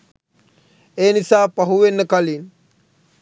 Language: Sinhala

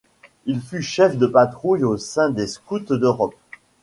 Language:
French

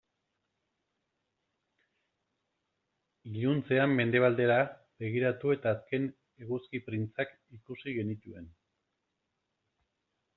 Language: Basque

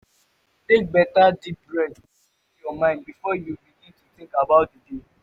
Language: Nigerian Pidgin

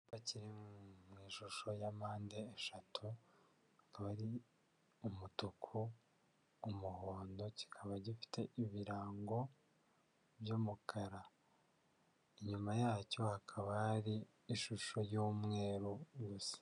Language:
Kinyarwanda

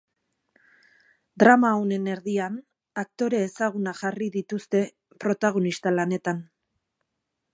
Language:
Basque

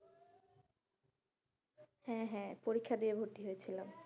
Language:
Bangla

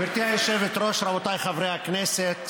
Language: Hebrew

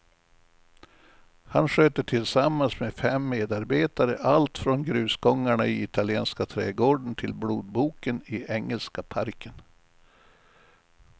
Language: Swedish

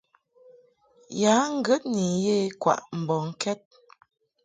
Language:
Mungaka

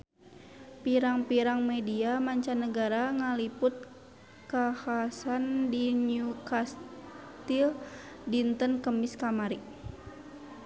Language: Sundanese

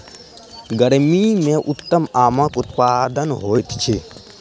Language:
Maithili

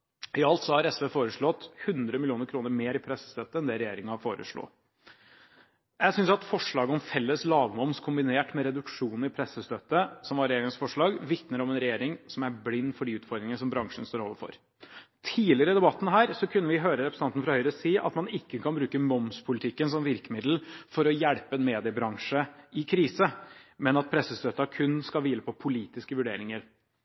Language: Norwegian Bokmål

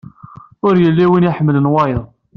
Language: Kabyle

